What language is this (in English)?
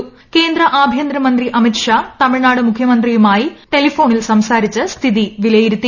Malayalam